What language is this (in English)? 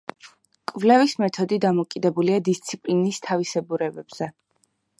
Georgian